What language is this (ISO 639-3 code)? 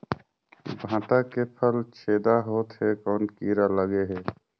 hne